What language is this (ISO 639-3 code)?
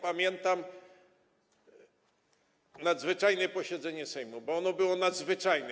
pol